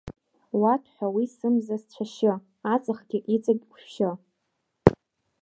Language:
Abkhazian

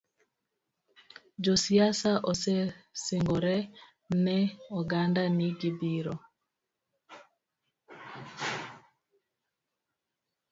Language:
Luo (Kenya and Tanzania)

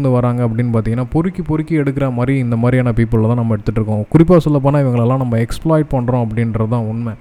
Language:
Tamil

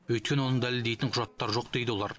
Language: Kazakh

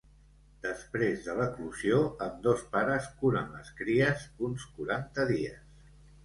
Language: Catalan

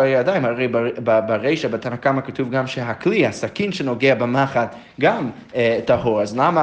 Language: Hebrew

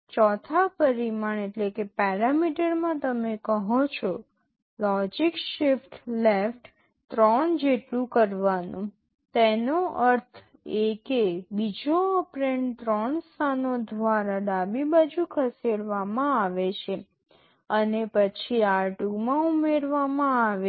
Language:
Gujarati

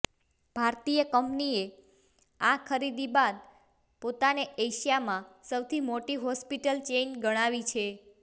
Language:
Gujarati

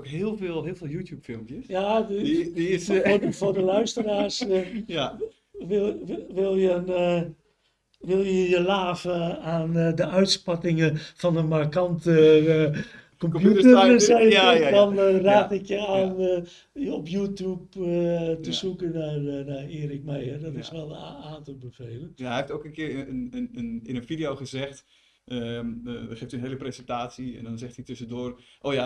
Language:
Dutch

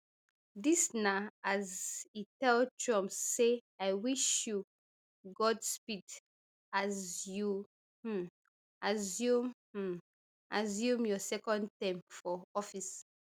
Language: Nigerian Pidgin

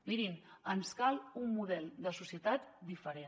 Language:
Catalan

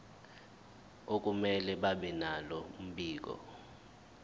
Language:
Zulu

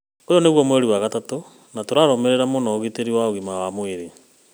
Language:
Kikuyu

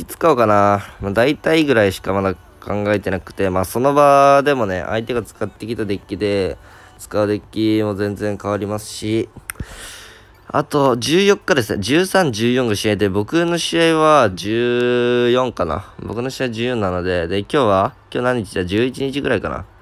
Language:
Japanese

